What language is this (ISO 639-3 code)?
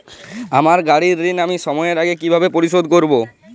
ben